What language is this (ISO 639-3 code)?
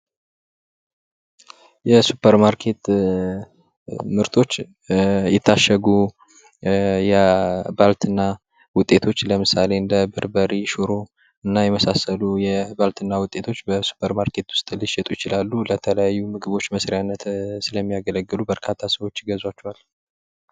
amh